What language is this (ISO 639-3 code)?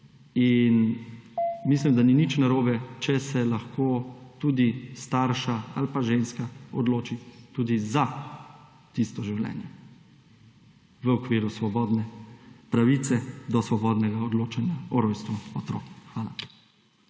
slv